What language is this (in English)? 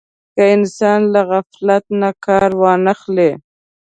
Pashto